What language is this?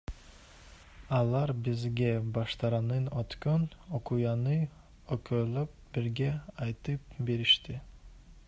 Kyrgyz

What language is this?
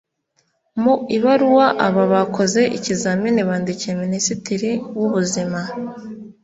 Kinyarwanda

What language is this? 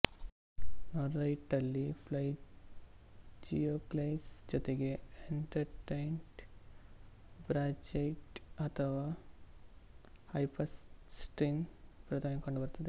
Kannada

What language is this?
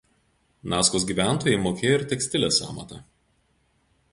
Lithuanian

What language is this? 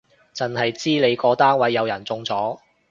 Cantonese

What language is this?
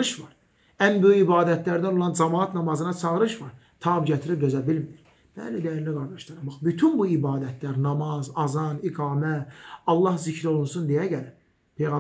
Turkish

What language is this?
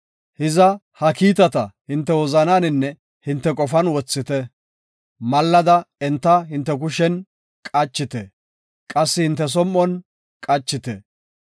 Gofa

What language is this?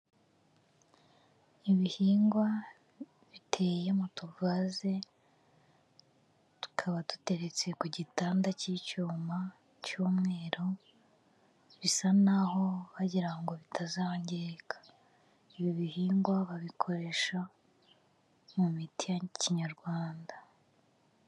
Kinyarwanda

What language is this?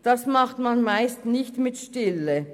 Swiss German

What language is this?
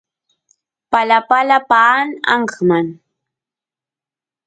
Santiago del Estero Quichua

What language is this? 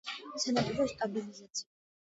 Georgian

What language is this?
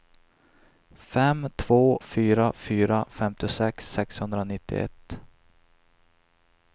Swedish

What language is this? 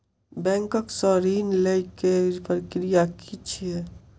Maithili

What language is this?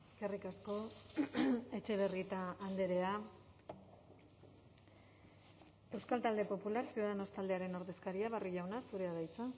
Basque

